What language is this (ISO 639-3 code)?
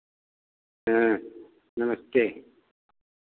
hin